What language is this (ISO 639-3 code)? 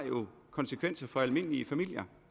dan